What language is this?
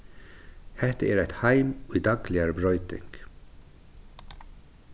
Faroese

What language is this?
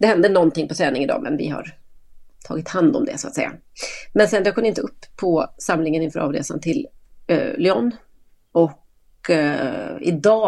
Swedish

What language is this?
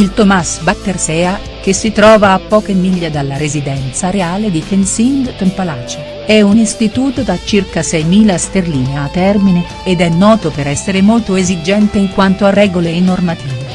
Italian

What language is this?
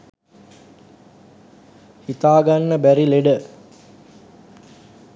Sinhala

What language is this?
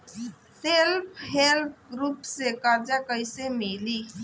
Bhojpuri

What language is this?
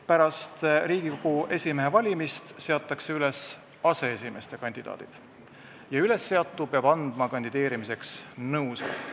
Estonian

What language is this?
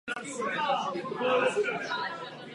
Czech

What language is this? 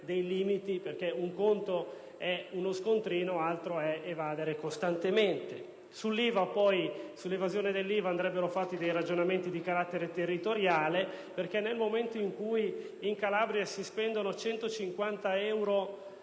Italian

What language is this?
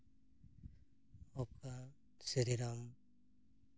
Santali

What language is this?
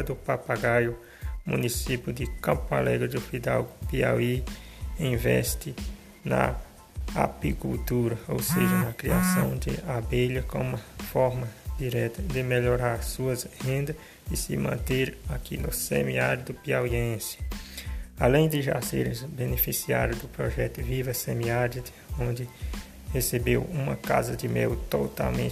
Portuguese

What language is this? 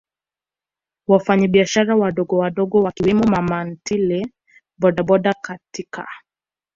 Swahili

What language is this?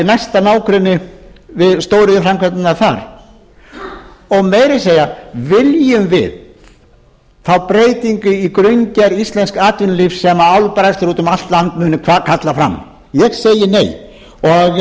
Icelandic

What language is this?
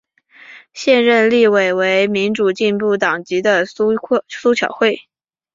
Chinese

